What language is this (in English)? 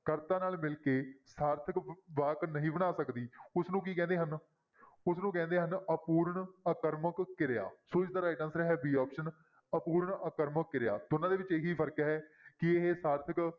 Punjabi